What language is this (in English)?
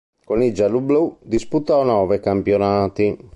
Italian